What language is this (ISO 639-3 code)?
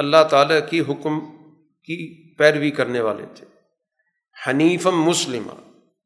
urd